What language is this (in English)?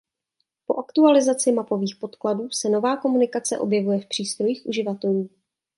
Czech